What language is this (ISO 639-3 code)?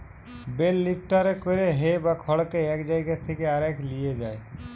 ben